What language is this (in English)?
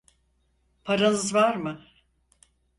Turkish